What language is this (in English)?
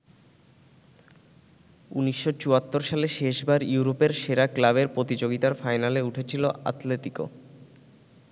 Bangla